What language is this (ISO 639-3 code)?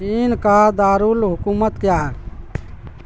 urd